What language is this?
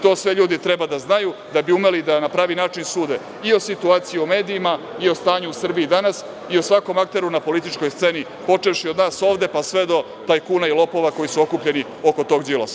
Serbian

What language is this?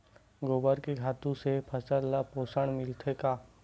Chhattisgarhi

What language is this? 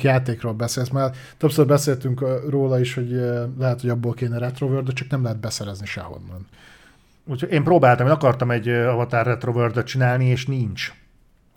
Hungarian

